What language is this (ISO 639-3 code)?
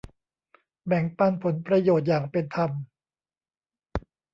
tha